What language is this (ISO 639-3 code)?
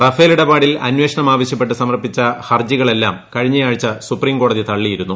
mal